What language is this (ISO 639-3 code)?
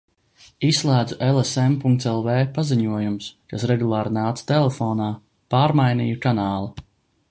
lav